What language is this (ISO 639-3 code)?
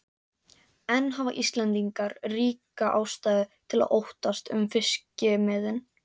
isl